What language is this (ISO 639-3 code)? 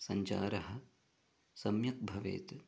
san